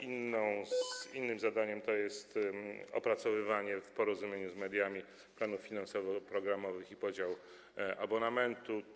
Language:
Polish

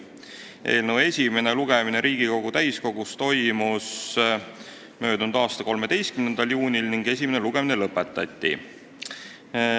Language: Estonian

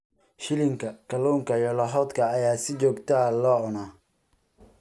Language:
Somali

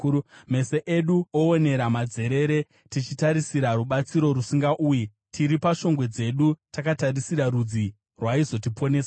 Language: Shona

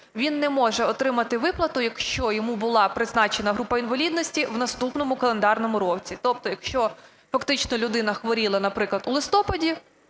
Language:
Ukrainian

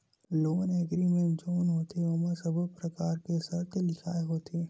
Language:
Chhattisgarhi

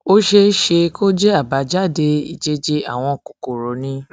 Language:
Yoruba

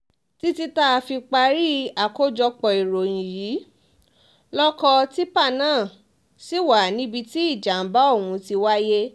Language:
Yoruba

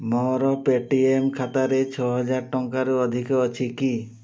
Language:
Odia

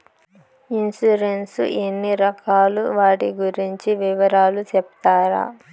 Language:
Telugu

